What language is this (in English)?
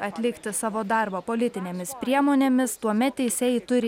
Lithuanian